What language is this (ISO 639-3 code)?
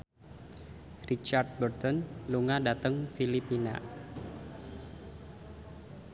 jav